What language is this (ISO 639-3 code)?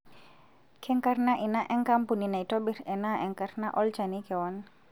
mas